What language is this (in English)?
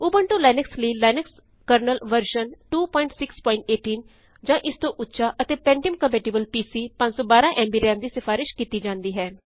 Punjabi